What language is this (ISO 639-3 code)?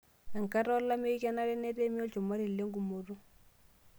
mas